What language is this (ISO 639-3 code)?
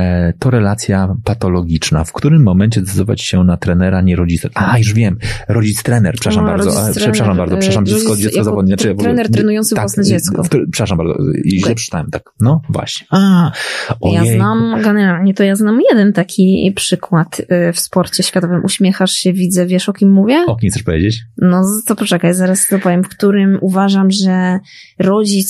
pol